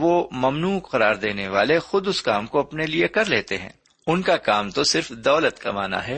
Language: Urdu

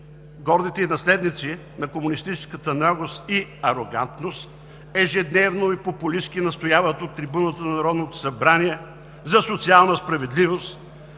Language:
Bulgarian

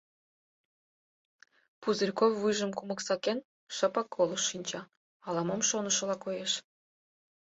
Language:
Mari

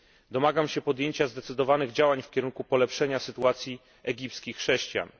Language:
Polish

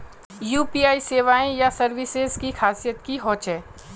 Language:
Magahi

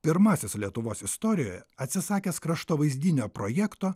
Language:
Lithuanian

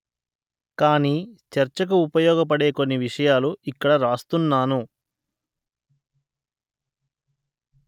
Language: Telugu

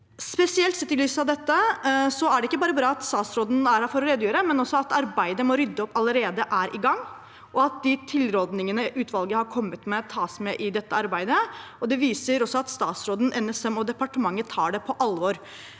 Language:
Norwegian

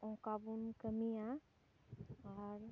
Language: Santali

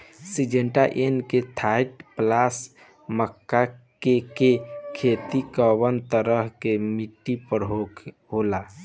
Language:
Bhojpuri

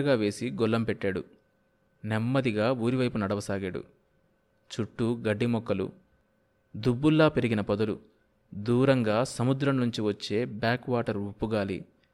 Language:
Telugu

